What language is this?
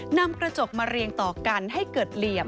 Thai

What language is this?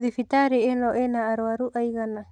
Kikuyu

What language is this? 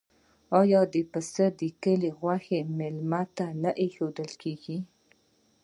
Pashto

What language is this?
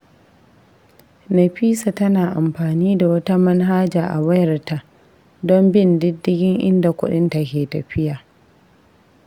Hausa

